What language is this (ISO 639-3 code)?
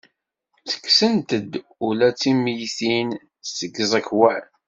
kab